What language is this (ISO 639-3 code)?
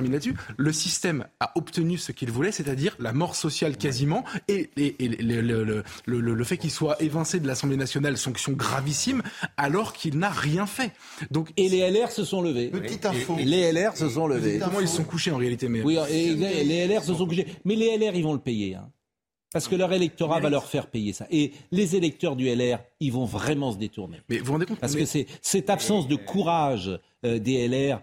fra